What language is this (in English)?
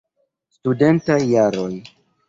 Esperanto